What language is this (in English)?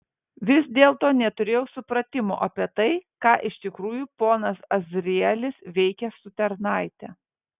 Lithuanian